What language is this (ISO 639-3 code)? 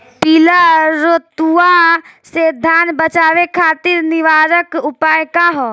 bho